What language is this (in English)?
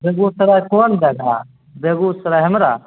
Maithili